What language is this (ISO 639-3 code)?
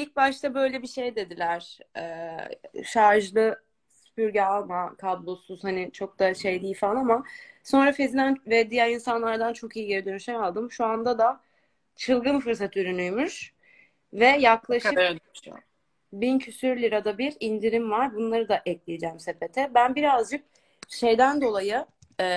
tur